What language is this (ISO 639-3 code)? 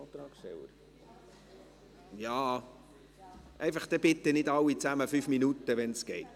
gsw